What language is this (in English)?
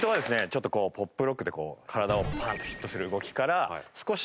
Japanese